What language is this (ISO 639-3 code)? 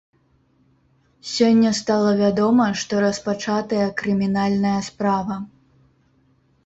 bel